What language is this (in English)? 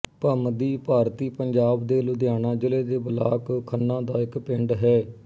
Punjabi